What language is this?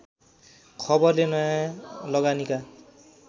Nepali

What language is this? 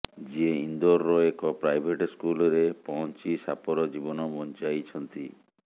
Odia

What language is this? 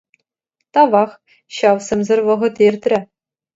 Chuvash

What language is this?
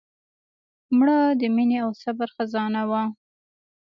Pashto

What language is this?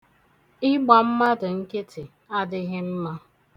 Igbo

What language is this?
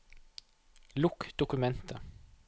Norwegian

